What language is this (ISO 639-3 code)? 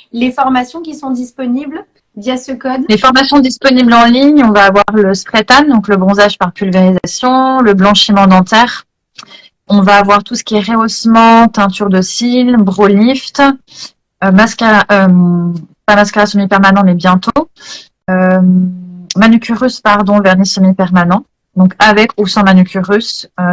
fra